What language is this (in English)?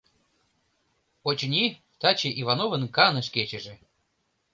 Mari